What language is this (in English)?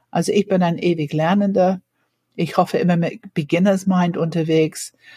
German